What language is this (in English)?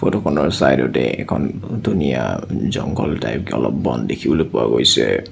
Assamese